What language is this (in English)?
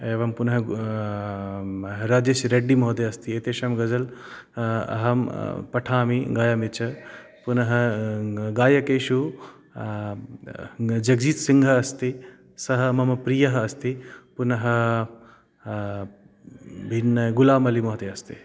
Sanskrit